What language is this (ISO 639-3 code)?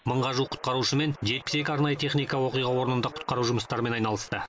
kaz